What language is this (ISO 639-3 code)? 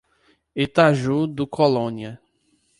por